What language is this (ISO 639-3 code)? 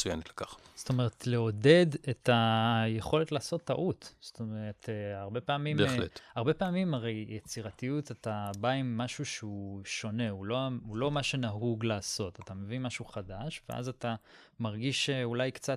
heb